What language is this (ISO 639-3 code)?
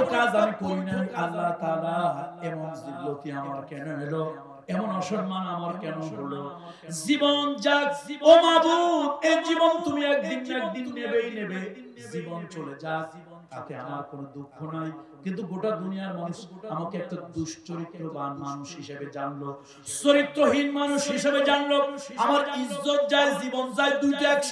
ita